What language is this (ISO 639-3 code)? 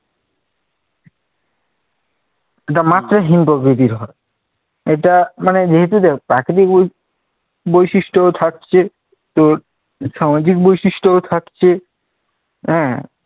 ben